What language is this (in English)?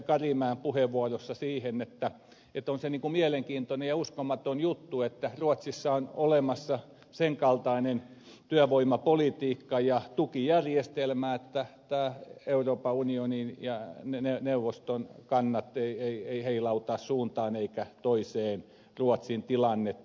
Finnish